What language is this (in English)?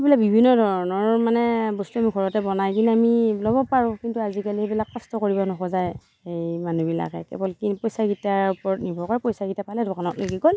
Assamese